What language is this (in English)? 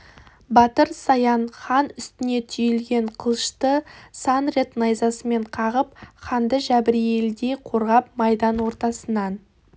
Kazakh